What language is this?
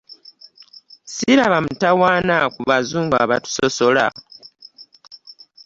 Ganda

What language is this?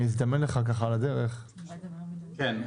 Hebrew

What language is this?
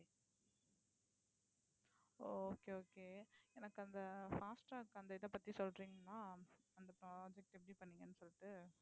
Tamil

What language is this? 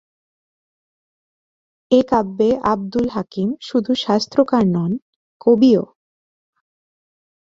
Bangla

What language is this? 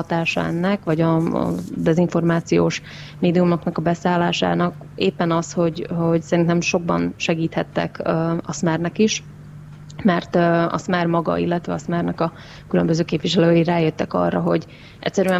Hungarian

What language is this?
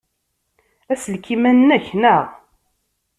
Kabyle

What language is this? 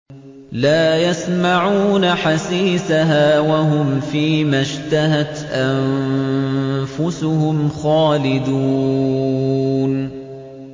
Arabic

